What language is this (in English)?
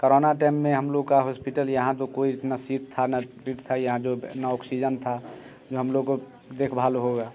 Hindi